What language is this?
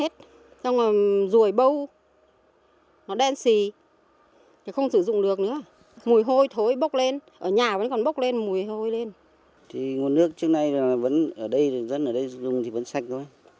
Vietnamese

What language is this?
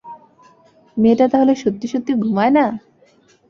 Bangla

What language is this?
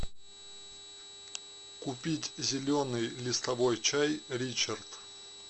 Russian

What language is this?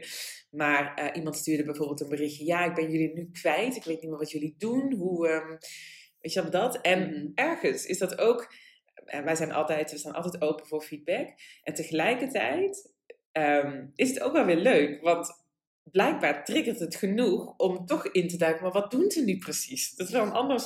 Dutch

